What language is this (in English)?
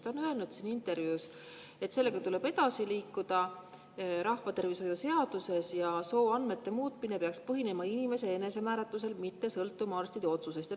Estonian